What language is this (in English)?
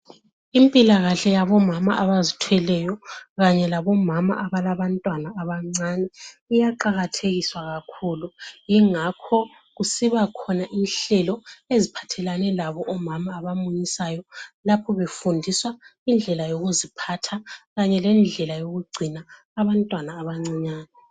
North Ndebele